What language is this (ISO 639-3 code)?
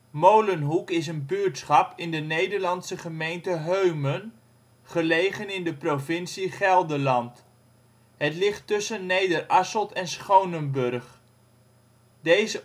nld